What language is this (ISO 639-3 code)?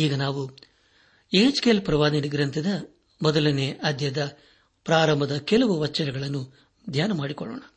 kan